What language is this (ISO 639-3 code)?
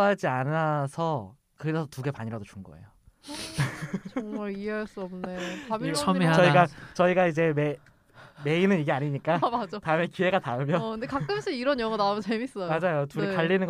kor